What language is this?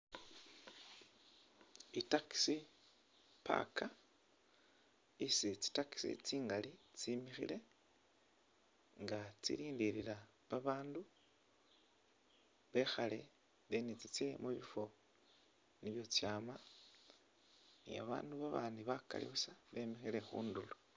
Masaaba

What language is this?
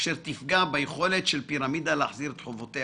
Hebrew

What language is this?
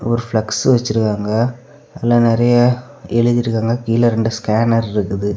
Tamil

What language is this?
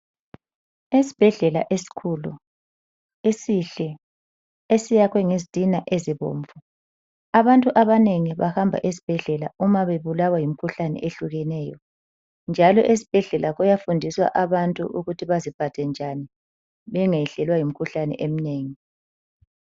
North Ndebele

